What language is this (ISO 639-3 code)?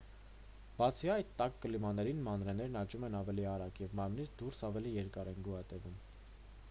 hye